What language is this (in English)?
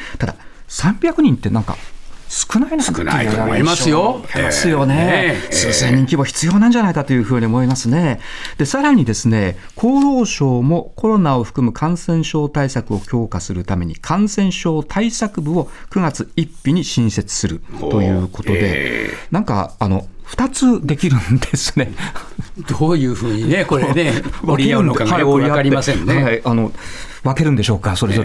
Japanese